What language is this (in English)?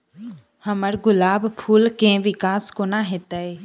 Maithili